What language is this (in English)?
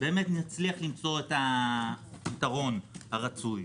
Hebrew